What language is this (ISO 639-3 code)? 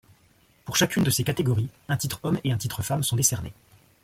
fra